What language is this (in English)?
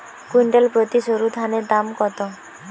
Bangla